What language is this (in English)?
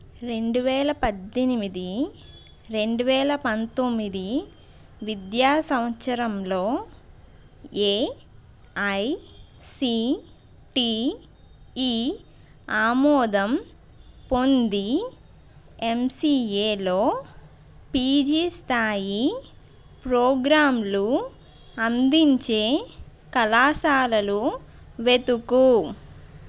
Telugu